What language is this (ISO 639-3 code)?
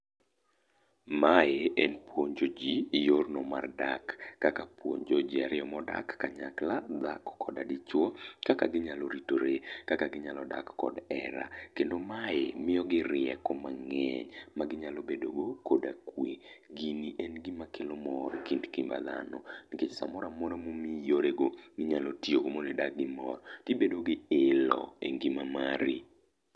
luo